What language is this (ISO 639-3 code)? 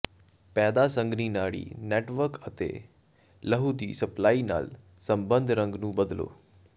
pan